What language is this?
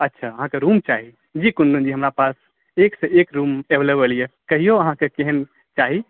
Maithili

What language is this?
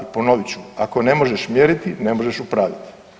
Croatian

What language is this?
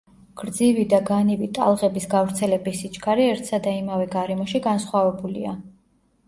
Georgian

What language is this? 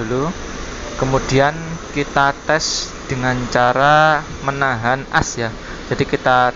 Indonesian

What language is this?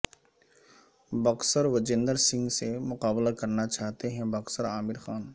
Urdu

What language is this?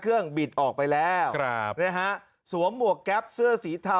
Thai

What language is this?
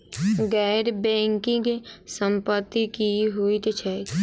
Maithili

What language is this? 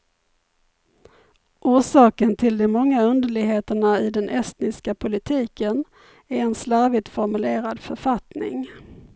Swedish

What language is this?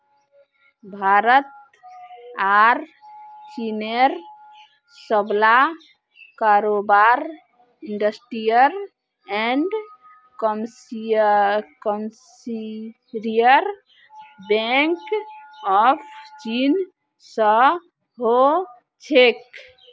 Magahi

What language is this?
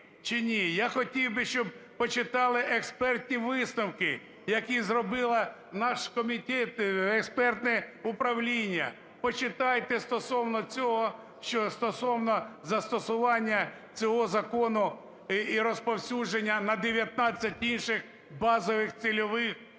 Ukrainian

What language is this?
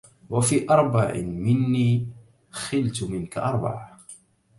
Arabic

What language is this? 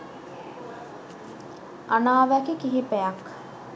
Sinhala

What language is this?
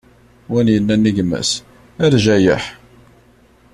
Kabyle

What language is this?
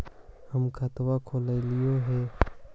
Magahi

